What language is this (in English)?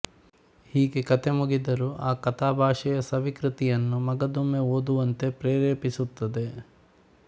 Kannada